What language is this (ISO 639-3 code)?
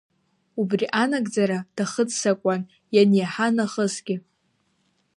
abk